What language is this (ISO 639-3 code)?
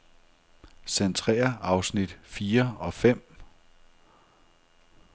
dan